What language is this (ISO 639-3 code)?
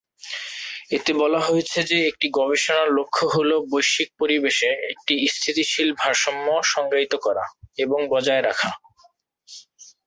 ben